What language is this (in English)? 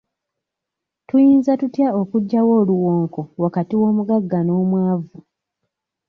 Ganda